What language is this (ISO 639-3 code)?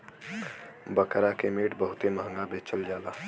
bho